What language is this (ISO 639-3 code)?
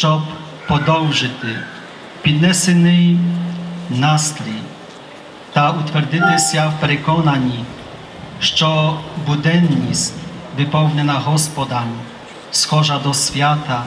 pol